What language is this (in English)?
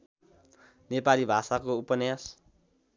Nepali